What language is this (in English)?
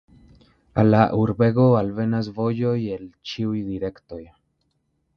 Esperanto